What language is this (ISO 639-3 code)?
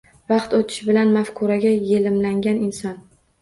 uzb